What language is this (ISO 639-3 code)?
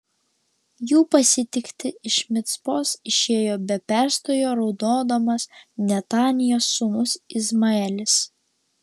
lit